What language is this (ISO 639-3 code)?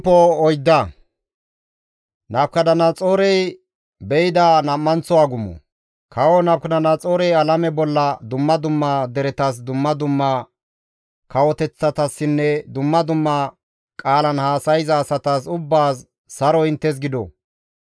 gmv